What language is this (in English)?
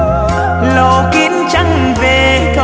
Vietnamese